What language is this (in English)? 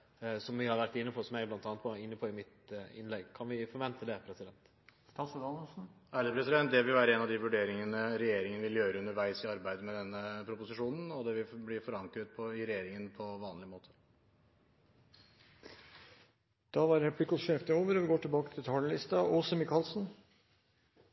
Norwegian